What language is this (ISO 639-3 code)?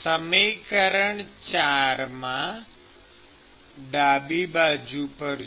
guj